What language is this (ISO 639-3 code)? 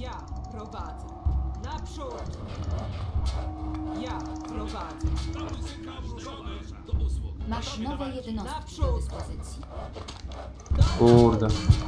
pol